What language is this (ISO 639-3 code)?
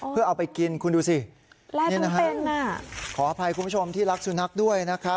tha